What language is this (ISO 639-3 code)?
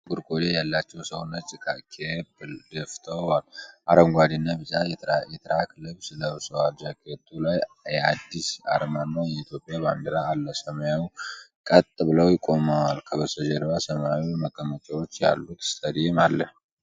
amh